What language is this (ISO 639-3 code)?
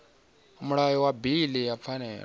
ven